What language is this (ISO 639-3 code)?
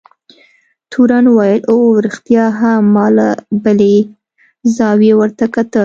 pus